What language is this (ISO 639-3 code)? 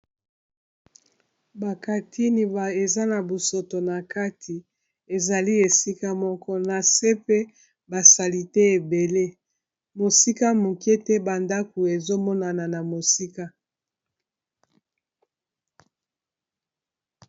lin